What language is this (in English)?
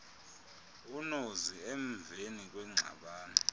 Xhosa